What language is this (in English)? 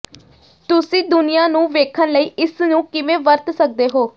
Punjabi